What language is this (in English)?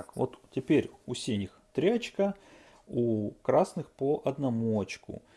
Russian